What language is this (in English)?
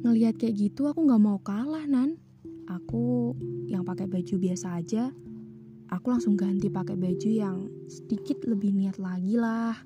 Indonesian